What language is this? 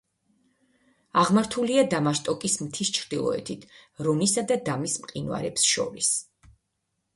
Georgian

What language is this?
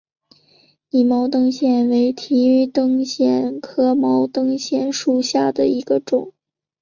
Chinese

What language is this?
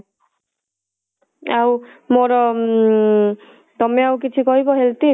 Odia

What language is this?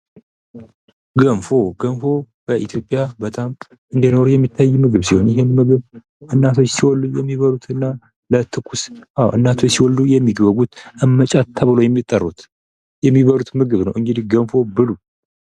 Amharic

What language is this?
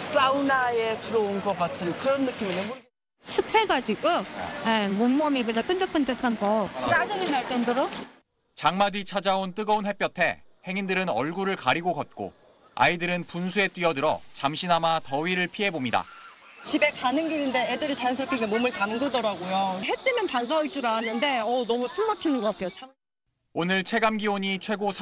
Korean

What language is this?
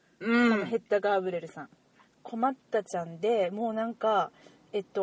Japanese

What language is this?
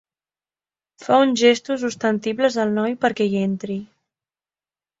Catalan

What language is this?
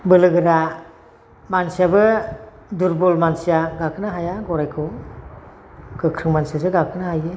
Bodo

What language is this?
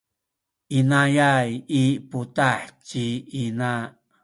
Sakizaya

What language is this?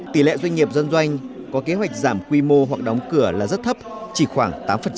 Vietnamese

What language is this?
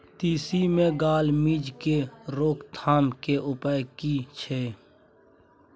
Maithili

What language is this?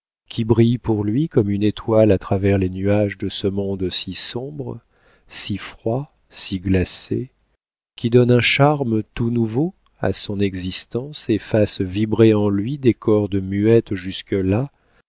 French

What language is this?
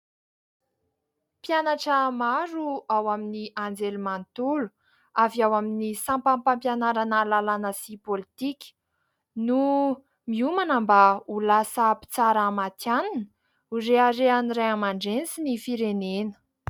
Malagasy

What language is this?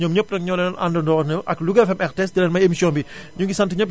Wolof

